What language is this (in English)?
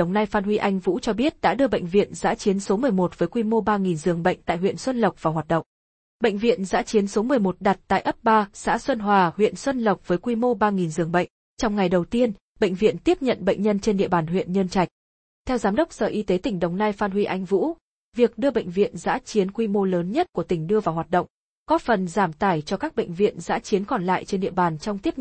Vietnamese